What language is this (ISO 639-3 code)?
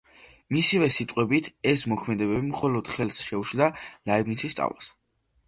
kat